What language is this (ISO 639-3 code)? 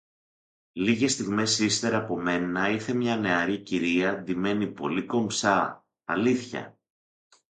ell